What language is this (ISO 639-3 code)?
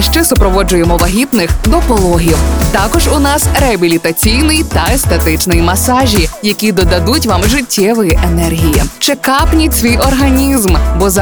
ukr